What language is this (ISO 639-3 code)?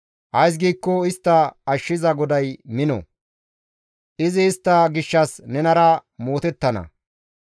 gmv